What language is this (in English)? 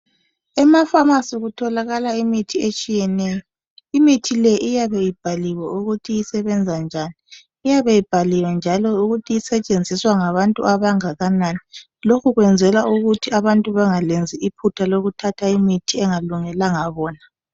North Ndebele